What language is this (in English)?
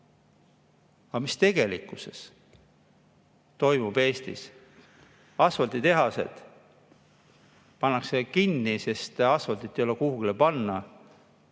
Estonian